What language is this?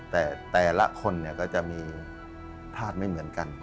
Thai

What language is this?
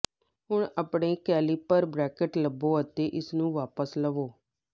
Punjabi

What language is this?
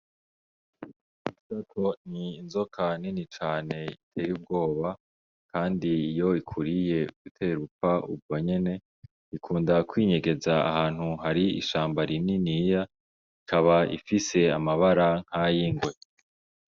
Rundi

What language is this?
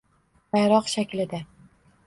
Uzbek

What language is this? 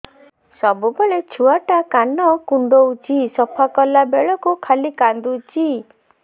Odia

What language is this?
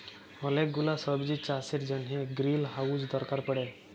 Bangla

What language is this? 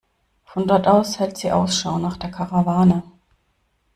German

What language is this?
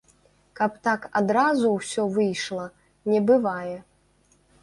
Belarusian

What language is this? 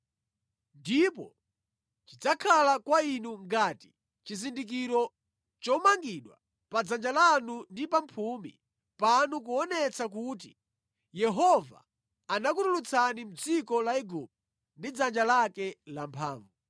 Nyanja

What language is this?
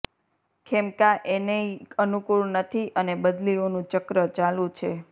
Gujarati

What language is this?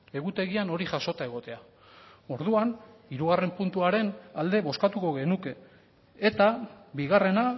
Basque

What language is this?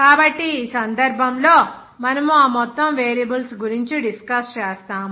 Telugu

